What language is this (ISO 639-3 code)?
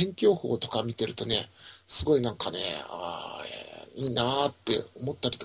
jpn